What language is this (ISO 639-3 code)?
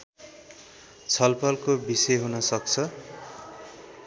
nep